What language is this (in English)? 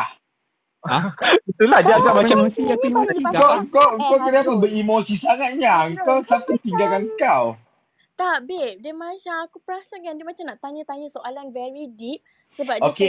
Malay